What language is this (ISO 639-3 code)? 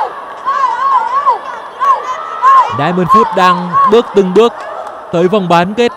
vie